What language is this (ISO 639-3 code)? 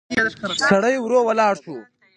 pus